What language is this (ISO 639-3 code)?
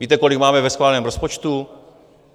ces